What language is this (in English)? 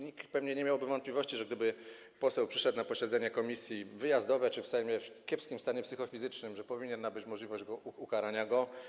Polish